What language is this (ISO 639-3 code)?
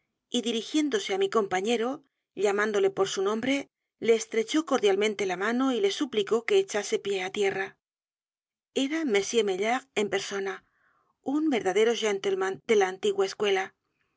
spa